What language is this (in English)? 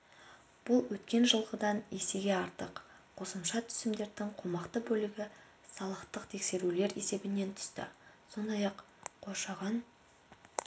Kazakh